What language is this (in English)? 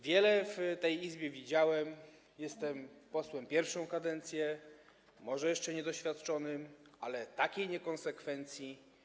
Polish